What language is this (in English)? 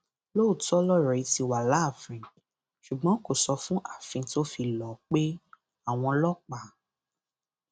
Yoruba